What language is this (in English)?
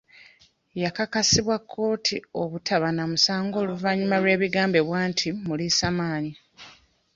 Ganda